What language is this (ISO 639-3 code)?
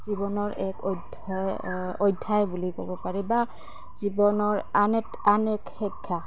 asm